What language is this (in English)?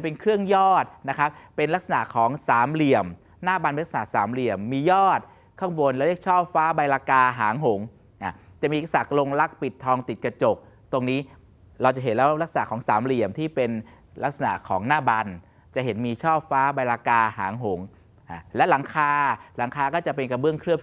Thai